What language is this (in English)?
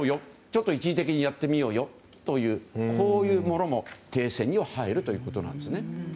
Japanese